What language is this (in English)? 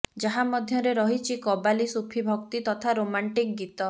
Odia